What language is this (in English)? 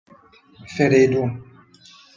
Persian